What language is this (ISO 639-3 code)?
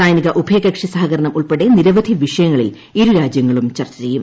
mal